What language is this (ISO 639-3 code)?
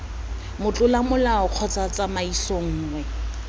tsn